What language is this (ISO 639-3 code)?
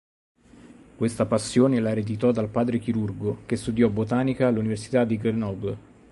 ita